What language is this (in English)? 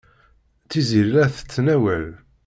Kabyle